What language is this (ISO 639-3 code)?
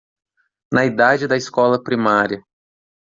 por